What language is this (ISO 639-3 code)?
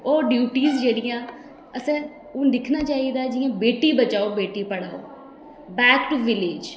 doi